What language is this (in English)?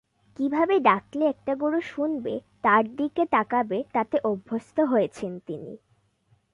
Bangla